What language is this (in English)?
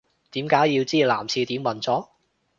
Cantonese